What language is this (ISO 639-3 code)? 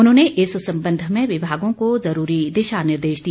hin